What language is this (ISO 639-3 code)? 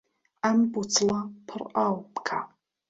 ckb